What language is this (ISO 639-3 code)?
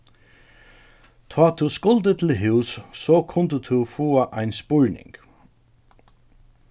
fao